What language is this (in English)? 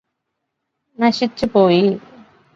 Malayalam